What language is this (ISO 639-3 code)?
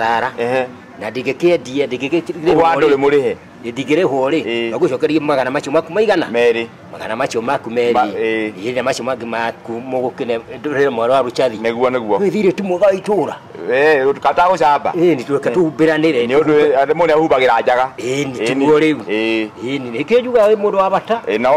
fra